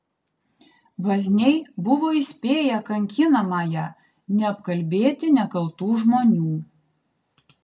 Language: Lithuanian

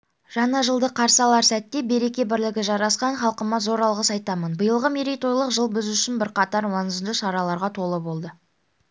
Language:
Kazakh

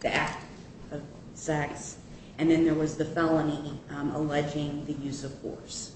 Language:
English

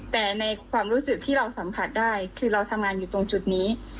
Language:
Thai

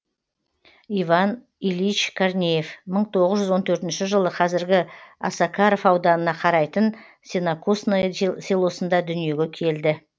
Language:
Kazakh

